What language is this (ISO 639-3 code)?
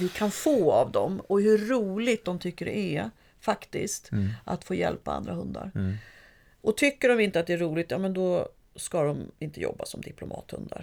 swe